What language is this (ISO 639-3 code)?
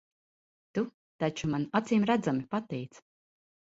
lav